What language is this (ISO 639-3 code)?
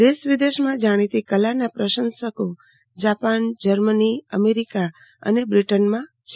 guj